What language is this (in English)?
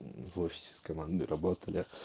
Russian